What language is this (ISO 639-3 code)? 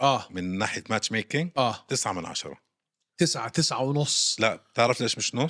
ara